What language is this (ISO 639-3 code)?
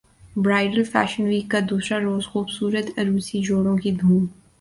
urd